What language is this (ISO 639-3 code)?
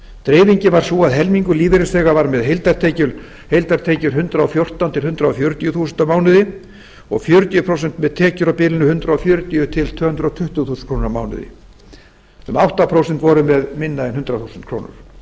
isl